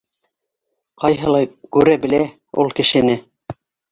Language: Bashkir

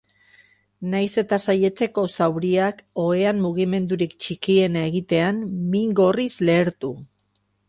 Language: Basque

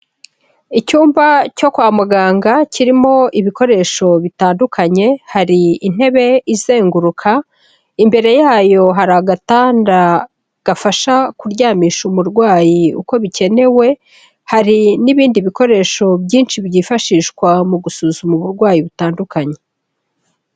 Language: Kinyarwanda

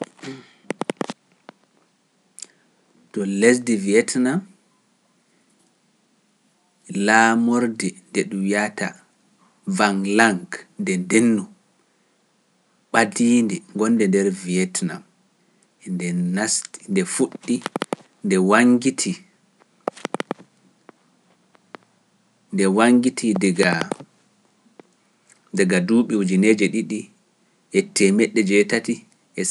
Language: Pular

